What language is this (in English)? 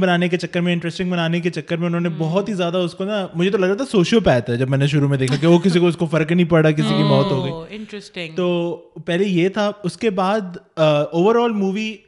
Urdu